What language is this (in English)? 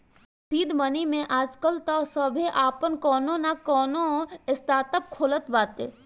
Bhojpuri